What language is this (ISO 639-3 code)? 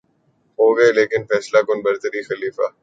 urd